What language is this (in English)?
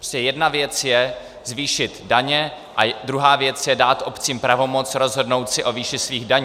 Czech